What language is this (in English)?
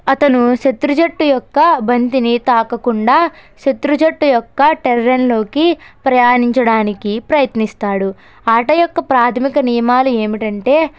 Telugu